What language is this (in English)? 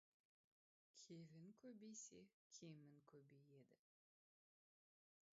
Kazakh